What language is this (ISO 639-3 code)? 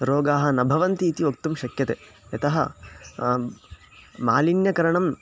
san